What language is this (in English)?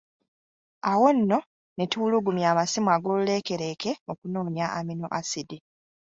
Ganda